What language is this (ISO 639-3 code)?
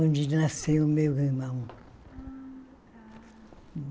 por